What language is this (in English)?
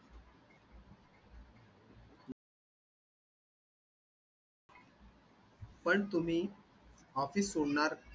Marathi